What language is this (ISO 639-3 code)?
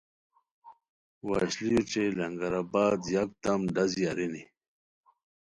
khw